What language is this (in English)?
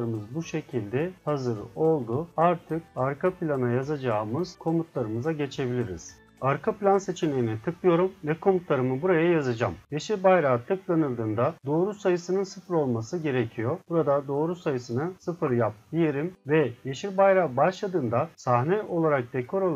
Turkish